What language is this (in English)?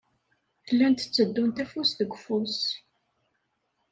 Kabyle